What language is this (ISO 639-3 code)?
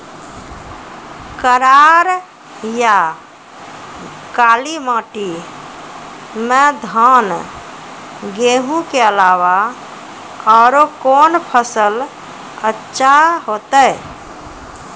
mai